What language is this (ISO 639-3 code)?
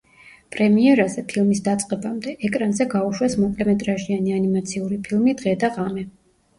kat